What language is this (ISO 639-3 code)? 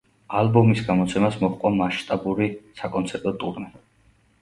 kat